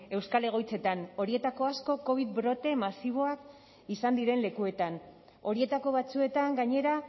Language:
Basque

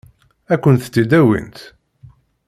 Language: Kabyle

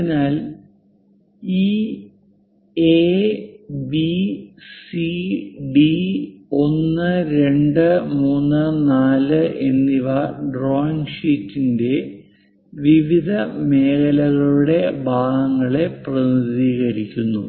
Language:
Malayalam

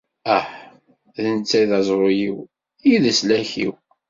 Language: Kabyle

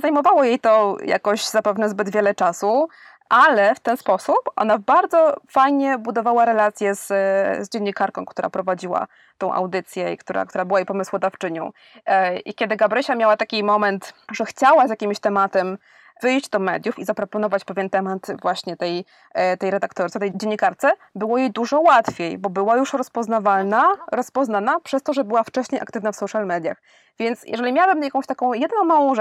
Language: Polish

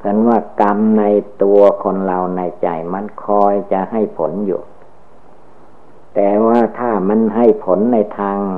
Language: Thai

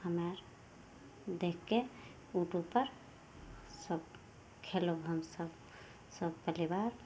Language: Maithili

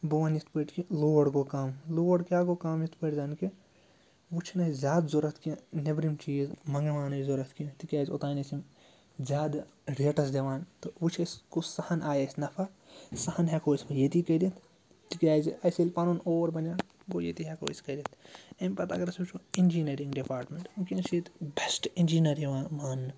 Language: Kashmiri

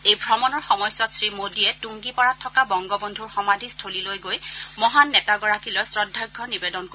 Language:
Assamese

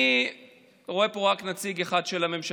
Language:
Hebrew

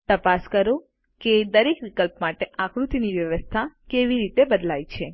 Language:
Gujarati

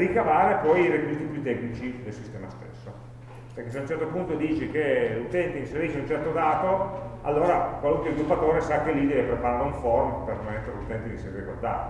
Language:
Italian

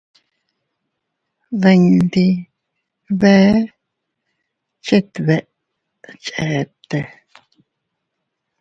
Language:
Teutila Cuicatec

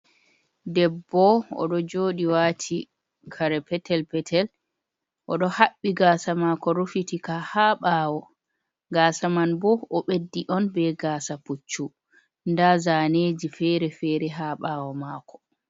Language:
Fula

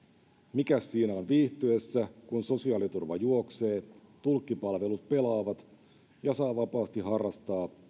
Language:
Finnish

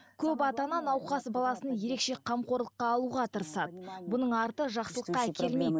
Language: Kazakh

